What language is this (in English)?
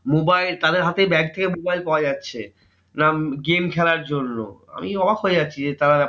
Bangla